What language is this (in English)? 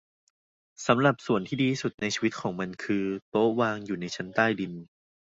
Thai